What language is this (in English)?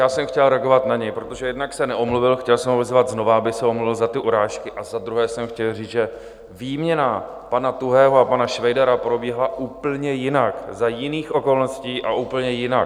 Czech